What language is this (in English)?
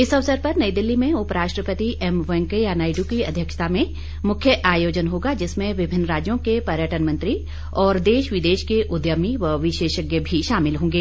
Hindi